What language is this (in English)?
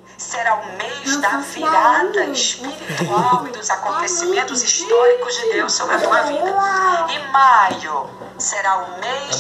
Portuguese